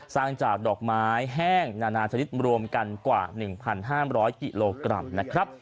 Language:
Thai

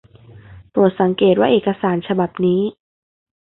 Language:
Thai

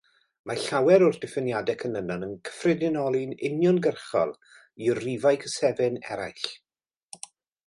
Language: Welsh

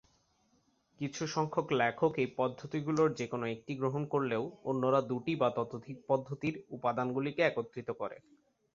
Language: Bangla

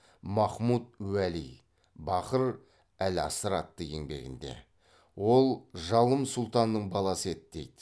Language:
Kazakh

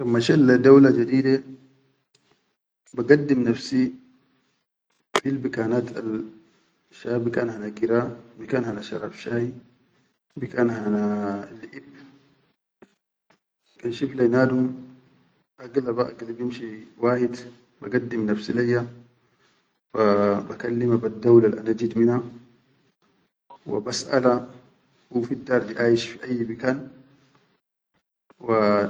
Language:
Chadian Arabic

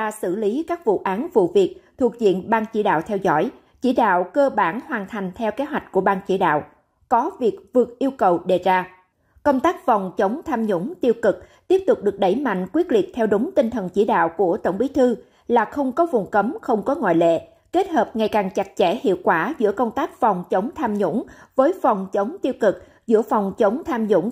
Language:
Vietnamese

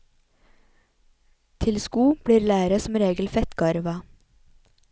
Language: Norwegian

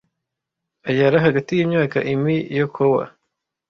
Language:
Kinyarwanda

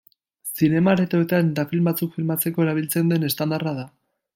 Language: Basque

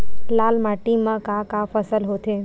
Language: Chhattisgarhi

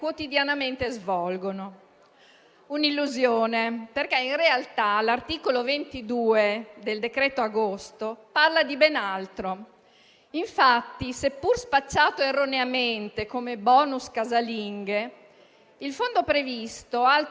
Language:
Italian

